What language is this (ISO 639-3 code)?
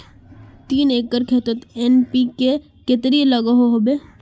mag